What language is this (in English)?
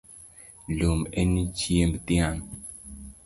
Luo (Kenya and Tanzania)